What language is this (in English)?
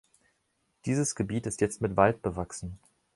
German